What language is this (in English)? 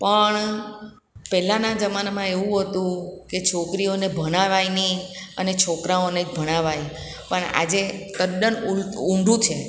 Gujarati